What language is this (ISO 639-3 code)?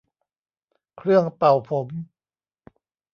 tha